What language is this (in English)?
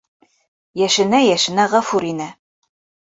Bashkir